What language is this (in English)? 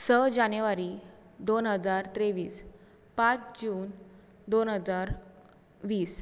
Konkani